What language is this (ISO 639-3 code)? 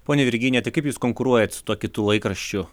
lit